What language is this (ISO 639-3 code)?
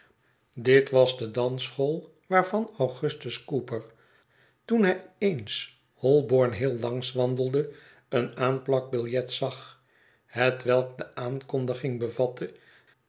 nld